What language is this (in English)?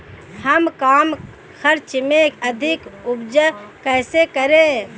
Hindi